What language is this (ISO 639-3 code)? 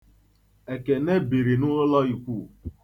ibo